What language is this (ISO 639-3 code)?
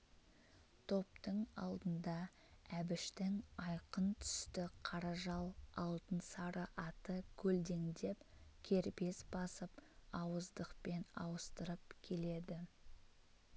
kaz